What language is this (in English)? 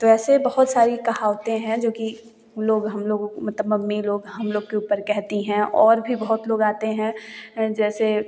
Hindi